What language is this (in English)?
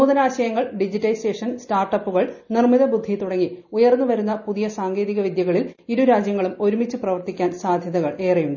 Malayalam